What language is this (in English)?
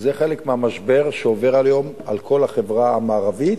Hebrew